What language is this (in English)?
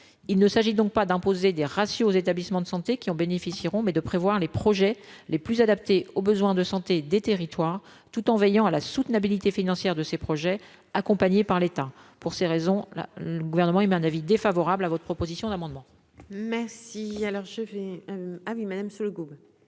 French